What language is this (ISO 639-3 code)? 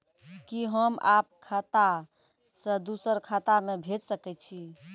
mai